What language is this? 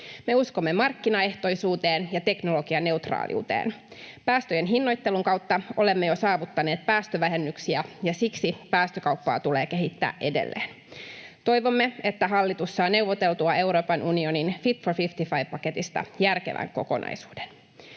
Finnish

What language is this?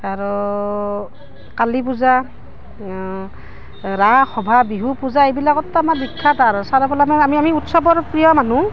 Assamese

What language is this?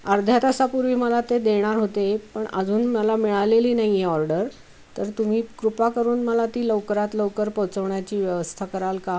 Marathi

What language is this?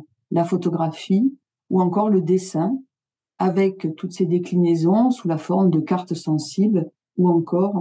French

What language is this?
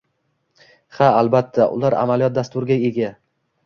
Uzbek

